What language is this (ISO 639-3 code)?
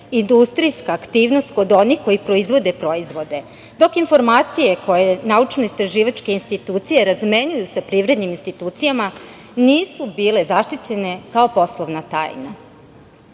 srp